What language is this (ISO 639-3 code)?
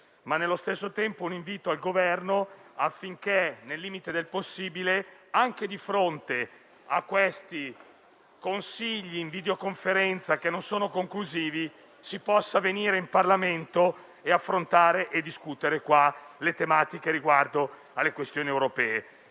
ita